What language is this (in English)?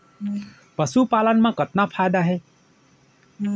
Chhattisgarhi